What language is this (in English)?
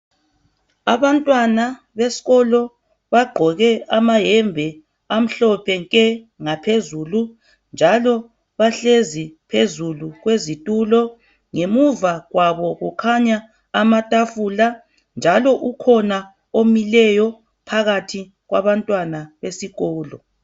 North Ndebele